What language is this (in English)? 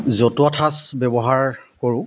Assamese